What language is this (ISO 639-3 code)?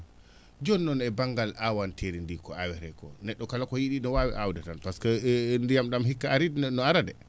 ful